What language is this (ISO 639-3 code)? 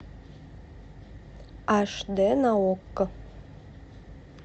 rus